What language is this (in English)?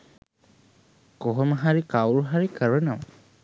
Sinhala